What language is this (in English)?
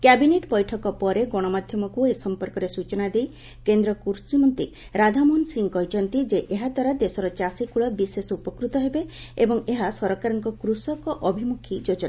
Odia